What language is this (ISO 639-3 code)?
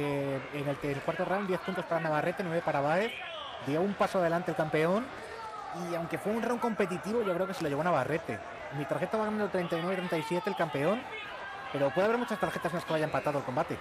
spa